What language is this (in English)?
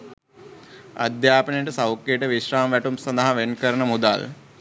Sinhala